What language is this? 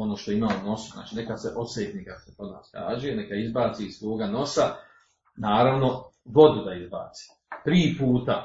Croatian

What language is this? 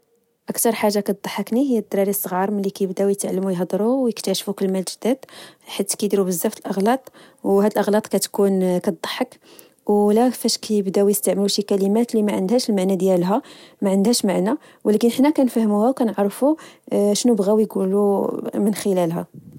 Moroccan Arabic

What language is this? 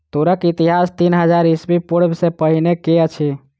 Maithili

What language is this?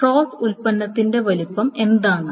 Malayalam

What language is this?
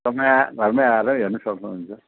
Nepali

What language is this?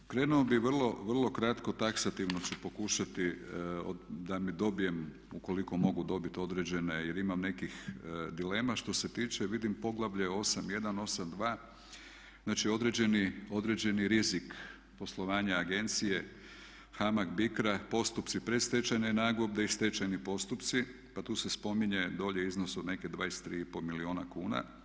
Croatian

